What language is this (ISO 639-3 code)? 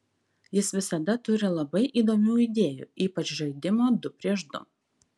lit